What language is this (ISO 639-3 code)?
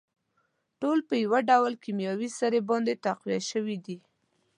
pus